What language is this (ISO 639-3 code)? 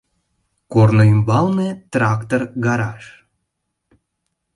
chm